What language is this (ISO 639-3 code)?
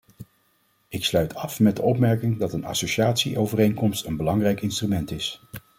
nld